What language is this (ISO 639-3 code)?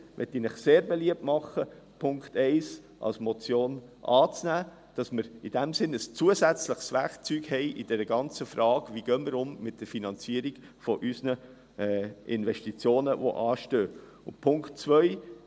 gsw